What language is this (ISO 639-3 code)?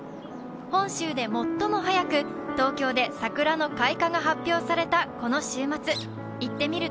jpn